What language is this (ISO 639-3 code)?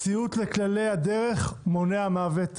heb